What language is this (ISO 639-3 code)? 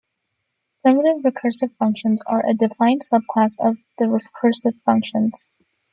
eng